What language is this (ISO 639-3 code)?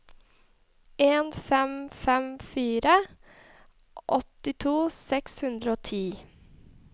nor